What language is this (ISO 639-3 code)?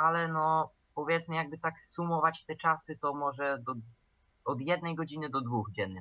pol